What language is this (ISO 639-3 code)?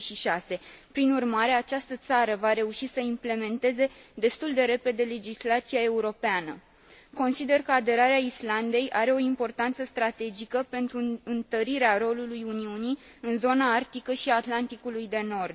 ron